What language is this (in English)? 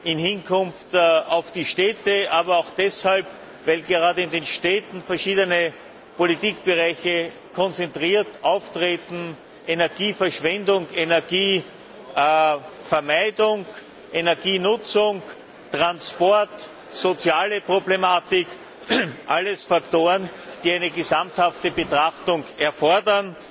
German